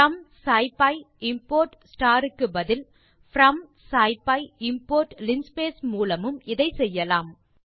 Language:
Tamil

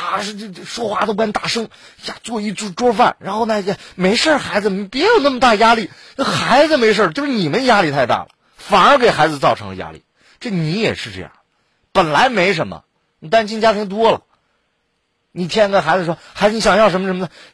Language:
Chinese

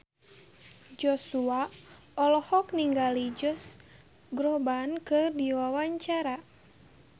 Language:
Sundanese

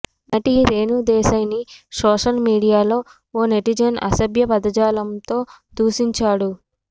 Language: Telugu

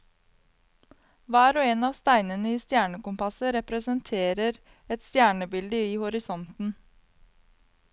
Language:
Norwegian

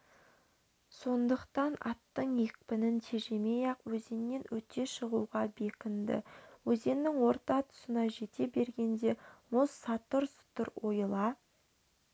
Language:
Kazakh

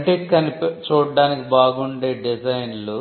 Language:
Telugu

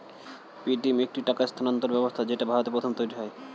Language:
Bangla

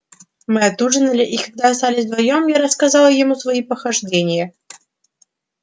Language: Russian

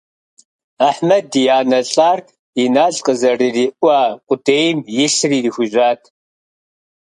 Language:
Kabardian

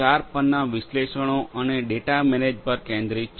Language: Gujarati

